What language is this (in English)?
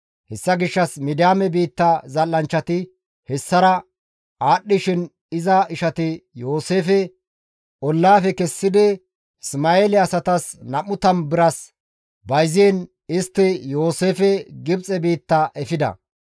Gamo